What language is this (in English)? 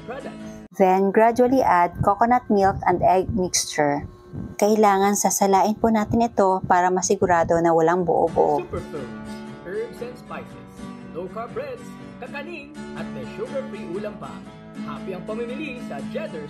Filipino